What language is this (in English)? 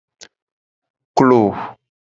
Gen